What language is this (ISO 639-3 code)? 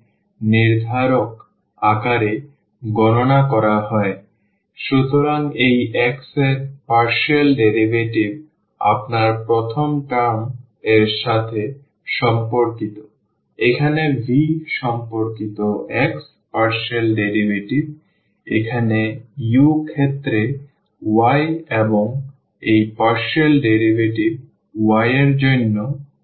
ben